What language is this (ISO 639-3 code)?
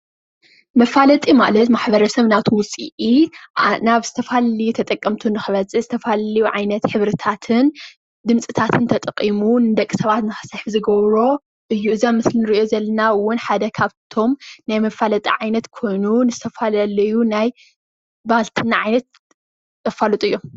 tir